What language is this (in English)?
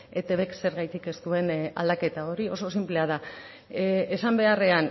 Basque